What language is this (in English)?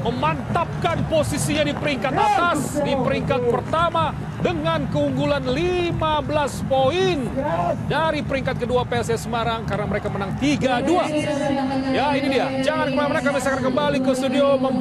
Indonesian